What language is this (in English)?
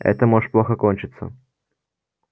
Russian